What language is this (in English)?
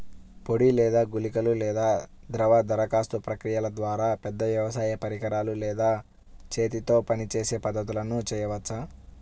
Telugu